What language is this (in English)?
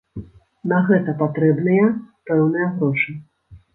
Belarusian